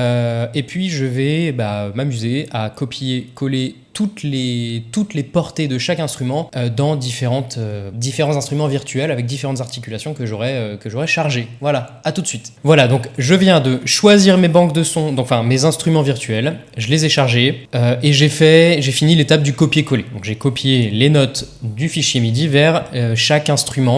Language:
French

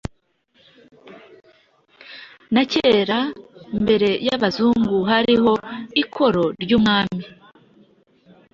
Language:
Kinyarwanda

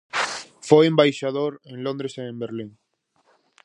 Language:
Galician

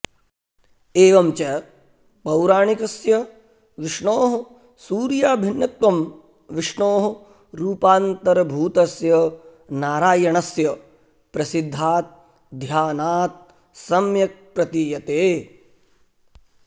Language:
Sanskrit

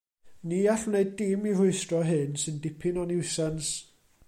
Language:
Welsh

